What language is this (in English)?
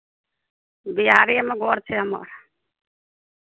Maithili